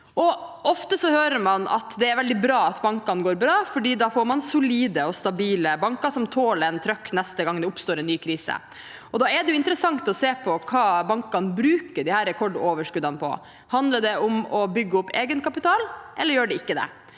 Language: Norwegian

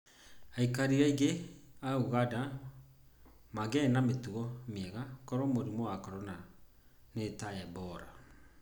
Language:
Kikuyu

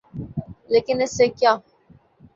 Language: Urdu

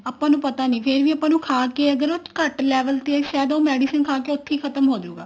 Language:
Punjabi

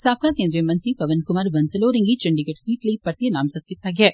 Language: Dogri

